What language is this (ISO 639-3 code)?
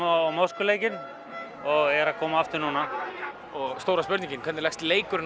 isl